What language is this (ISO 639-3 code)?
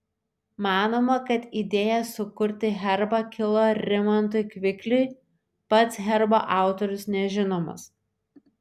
lit